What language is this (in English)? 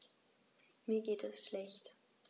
German